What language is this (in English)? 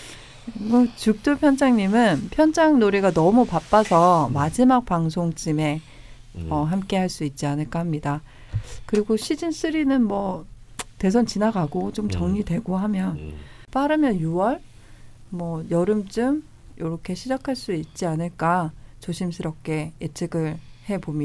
Korean